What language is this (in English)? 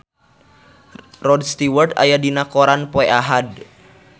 Sundanese